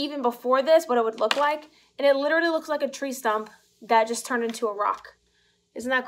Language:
English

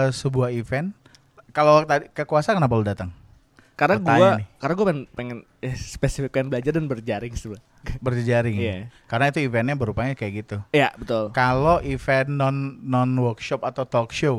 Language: Indonesian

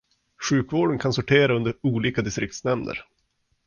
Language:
Swedish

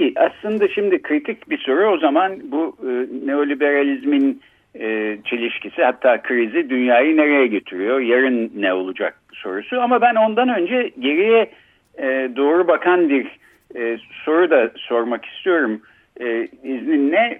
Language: Turkish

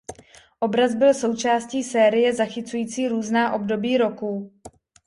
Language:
Czech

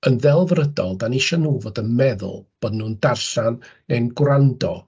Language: Welsh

